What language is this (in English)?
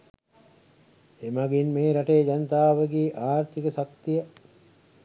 Sinhala